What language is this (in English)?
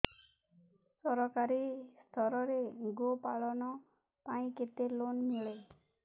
Odia